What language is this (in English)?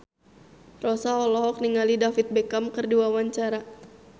Sundanese